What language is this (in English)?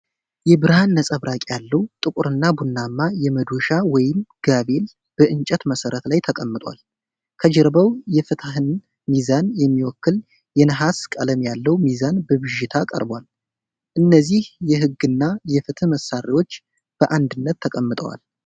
Amharic